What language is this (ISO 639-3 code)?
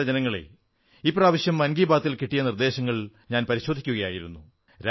mal